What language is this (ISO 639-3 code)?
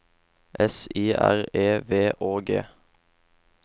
nor